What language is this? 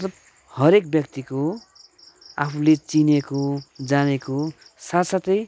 Nepali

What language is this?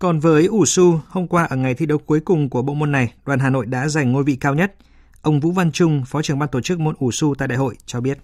Vietnamese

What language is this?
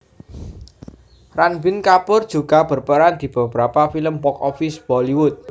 Javanese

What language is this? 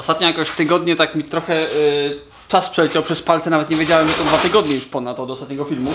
Polish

